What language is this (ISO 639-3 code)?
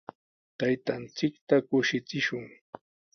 qws